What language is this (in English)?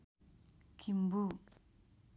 Nepali